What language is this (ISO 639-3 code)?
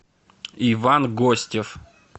rus